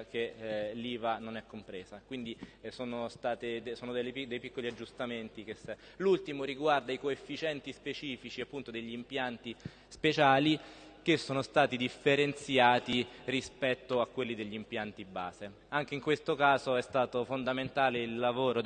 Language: Italian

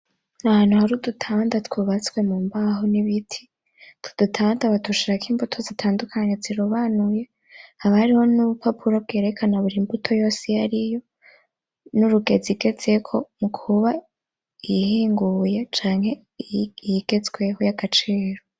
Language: Rundi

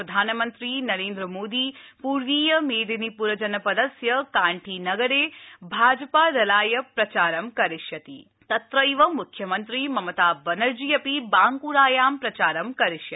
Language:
Sanskrit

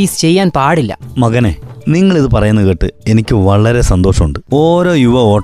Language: Malayalam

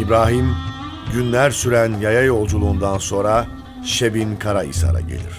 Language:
Turkish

